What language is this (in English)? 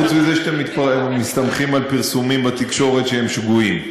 Hebrew